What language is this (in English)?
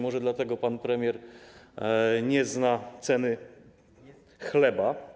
Polish